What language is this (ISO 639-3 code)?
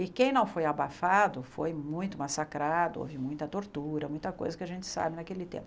por